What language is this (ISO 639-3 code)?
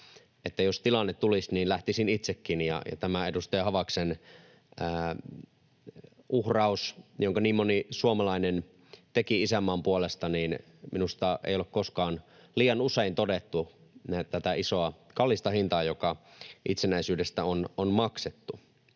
fin